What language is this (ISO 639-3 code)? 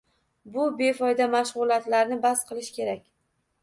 uzb